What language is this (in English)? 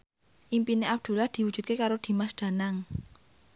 Javanese